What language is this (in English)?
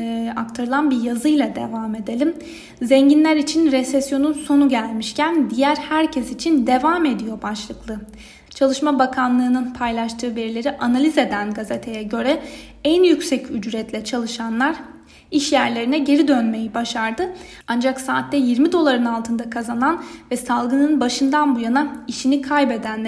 Turkish